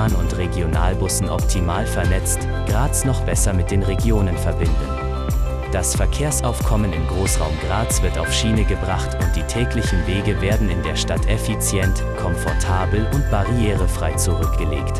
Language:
German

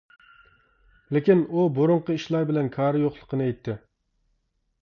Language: Uyghur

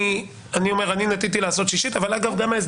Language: Hebrew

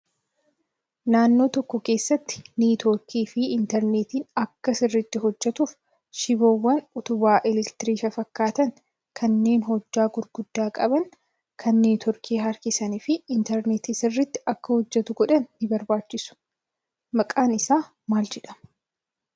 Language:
Oromo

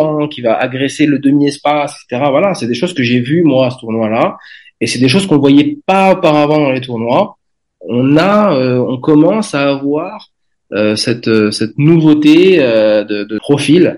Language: French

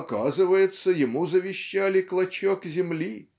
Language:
Russian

